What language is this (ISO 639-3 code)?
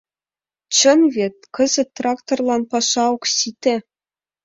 chm